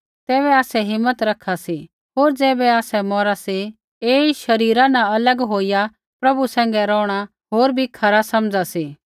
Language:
Kullu Pahari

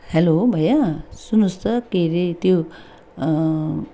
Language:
Nepali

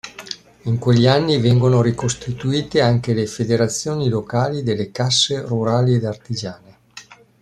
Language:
Italian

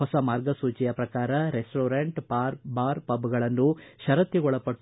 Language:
Kannada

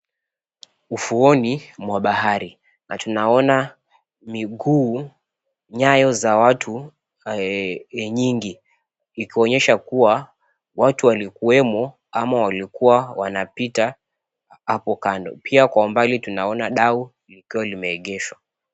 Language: Swahili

